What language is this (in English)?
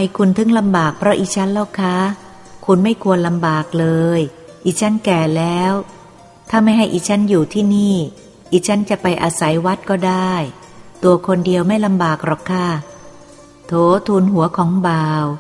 Thai